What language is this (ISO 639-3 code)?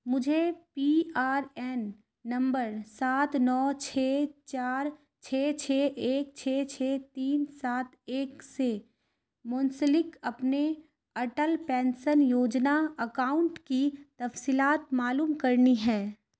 urd